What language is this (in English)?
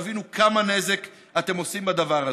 Hebrew